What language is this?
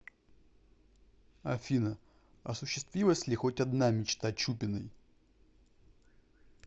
Russian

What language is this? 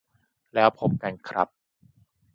Thai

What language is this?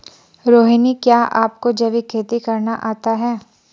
Hindi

